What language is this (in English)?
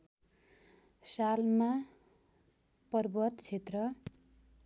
Nepali